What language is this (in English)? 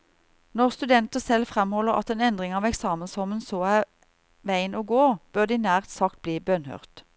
Norwegian